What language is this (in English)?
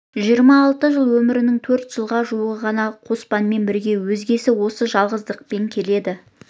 Kazakh